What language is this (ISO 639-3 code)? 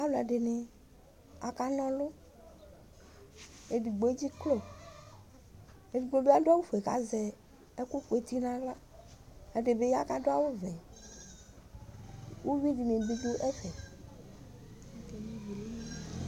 kpo